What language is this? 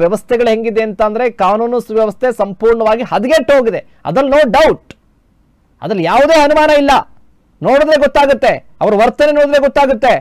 Kannada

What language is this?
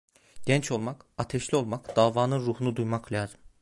Turkish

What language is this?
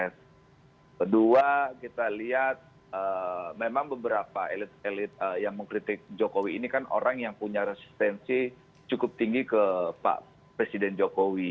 Indonesian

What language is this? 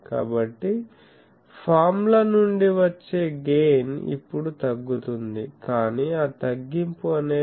Telugu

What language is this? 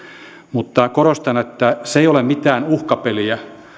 Finnish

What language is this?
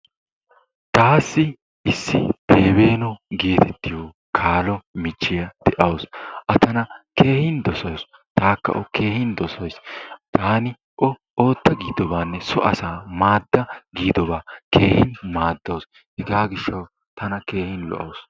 Wolaytta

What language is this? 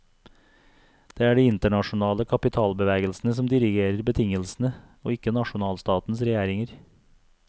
Norwegian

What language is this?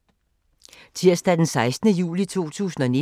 Danish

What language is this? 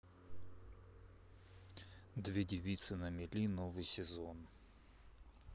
Russian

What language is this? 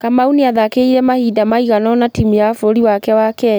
Kikuyu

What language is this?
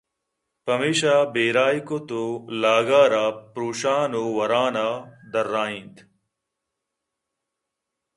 Eastern Balochi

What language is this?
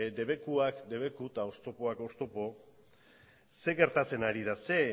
Basque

